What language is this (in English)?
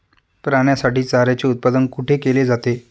Marathi